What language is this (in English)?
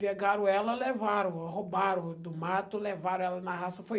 Portuguese